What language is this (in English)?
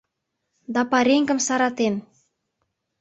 Mari